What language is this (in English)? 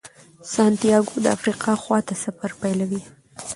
Pashto